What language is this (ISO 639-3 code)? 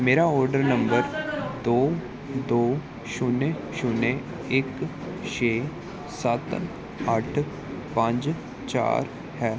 pan